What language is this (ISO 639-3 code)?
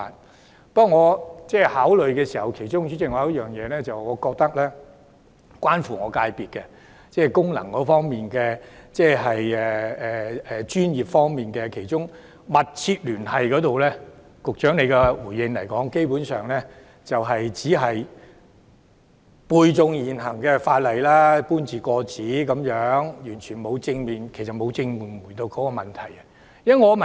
yue